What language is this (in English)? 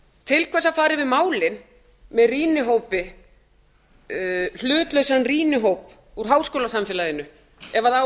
Icelandic